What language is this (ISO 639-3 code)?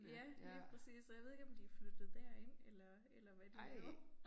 dan